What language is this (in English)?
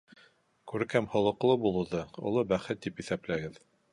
Bashkir